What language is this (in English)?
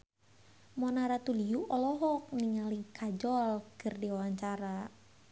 Sundanese